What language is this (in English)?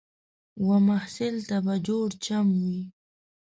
Pashto